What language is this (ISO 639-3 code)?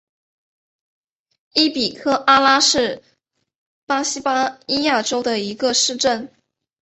zho